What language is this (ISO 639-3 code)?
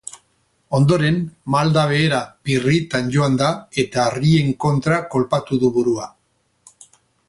eus